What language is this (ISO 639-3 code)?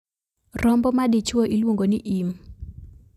luo